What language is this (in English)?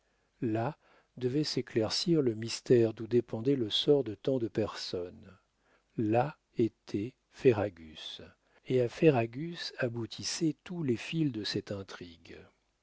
French